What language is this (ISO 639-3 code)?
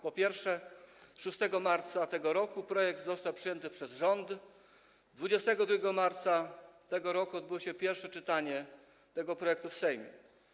pol